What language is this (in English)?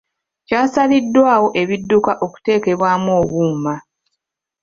Ganda